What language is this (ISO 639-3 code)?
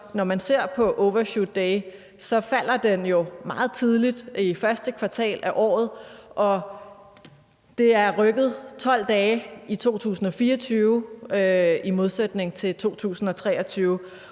dan